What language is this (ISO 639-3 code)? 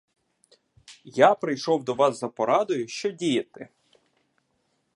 ukr